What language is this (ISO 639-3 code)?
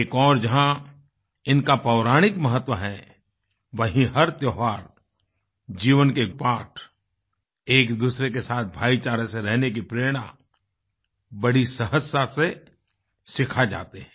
hin